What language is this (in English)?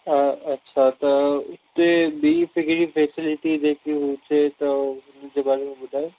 Sindhi